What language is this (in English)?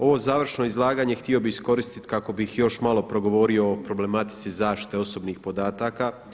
Croatian